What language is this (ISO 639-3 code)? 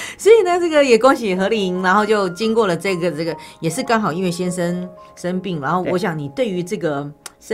zho